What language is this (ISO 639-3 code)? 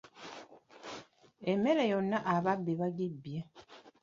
lug